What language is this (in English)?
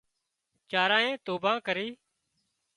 Wadiyara Koli